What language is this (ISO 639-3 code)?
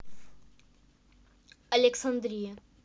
rus